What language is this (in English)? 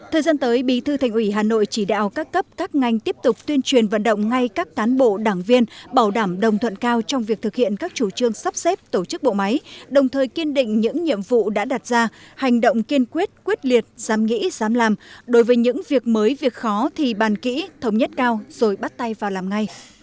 Vietnamese